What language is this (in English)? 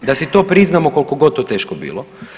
Croatian